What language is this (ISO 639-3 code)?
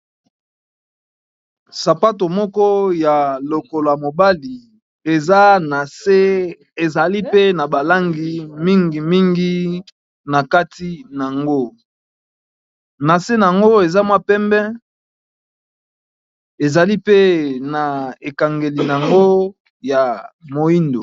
lin